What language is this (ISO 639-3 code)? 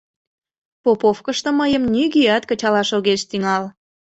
chm